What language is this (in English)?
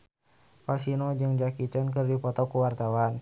Sundanese